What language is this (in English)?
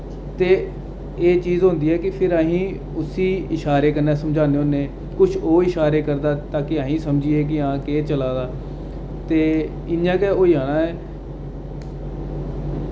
Dogri